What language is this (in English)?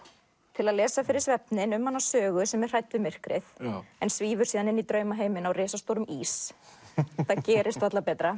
Icelandic